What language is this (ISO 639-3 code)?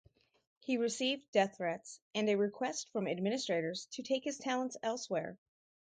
eng